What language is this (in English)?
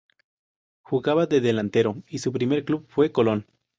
Spanish